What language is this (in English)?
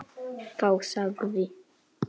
Icelandic